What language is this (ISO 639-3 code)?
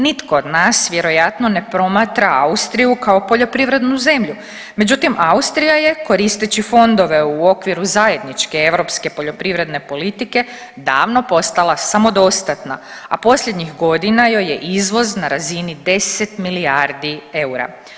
hrv